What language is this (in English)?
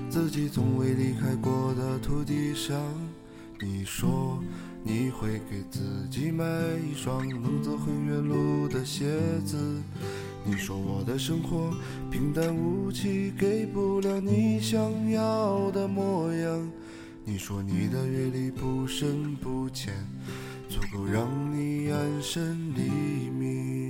Chinese